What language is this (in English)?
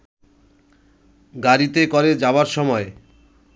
Bangla